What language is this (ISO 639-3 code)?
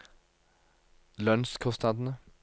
nor